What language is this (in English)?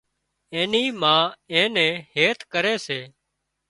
Wadiyara Koli